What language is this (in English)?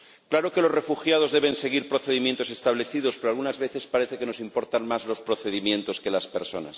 Spanish